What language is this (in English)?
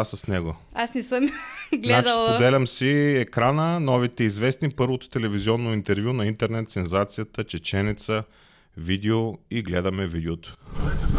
Bulgarian